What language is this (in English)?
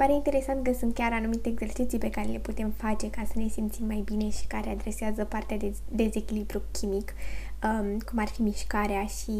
Romanian